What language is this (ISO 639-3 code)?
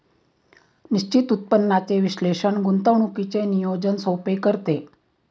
mar